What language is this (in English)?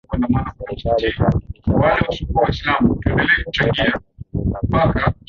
Swahili